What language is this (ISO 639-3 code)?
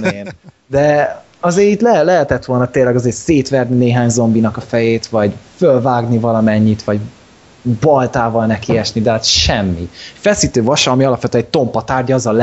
hun